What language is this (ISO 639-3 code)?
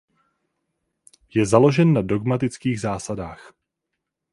ces